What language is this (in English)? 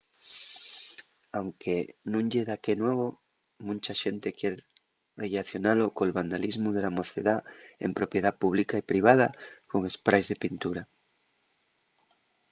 Asturian